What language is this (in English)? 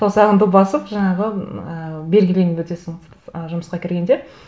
Kazakh